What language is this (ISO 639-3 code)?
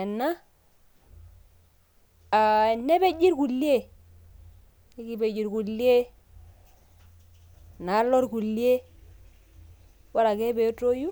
mas